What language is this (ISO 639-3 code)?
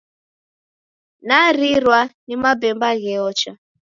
dav